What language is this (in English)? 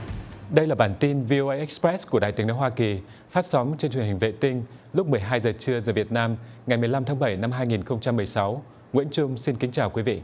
Vietnamese